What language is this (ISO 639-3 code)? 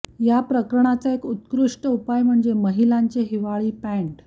mar